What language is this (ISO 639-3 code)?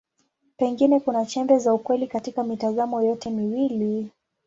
swa